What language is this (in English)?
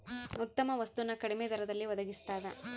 Kannada